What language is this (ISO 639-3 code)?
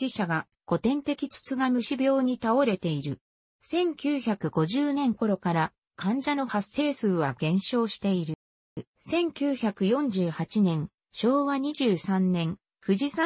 jpn